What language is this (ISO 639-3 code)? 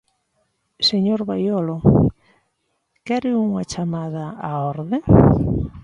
glg